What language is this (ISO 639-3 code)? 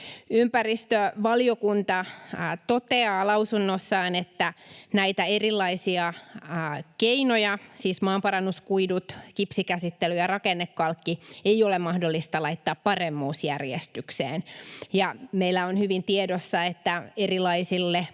fin